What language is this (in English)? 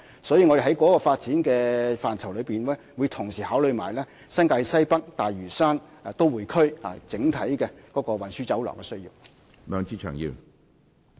Cantonese